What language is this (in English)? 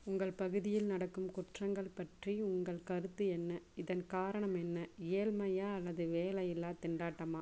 Tamil